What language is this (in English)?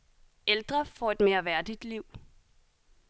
Danish